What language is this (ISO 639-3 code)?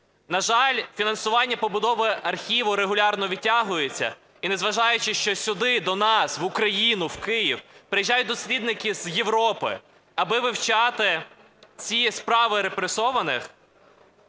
ukr